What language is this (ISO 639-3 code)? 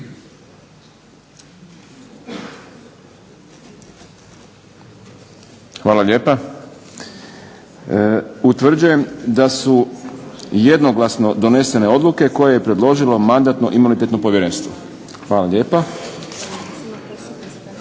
hrv